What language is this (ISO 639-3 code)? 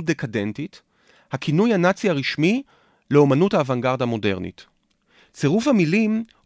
heb